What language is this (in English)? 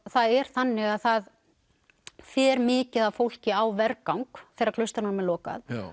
Icelandic